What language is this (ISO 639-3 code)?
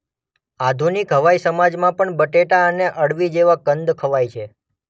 guj